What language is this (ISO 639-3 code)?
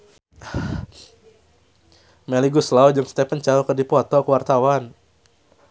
sun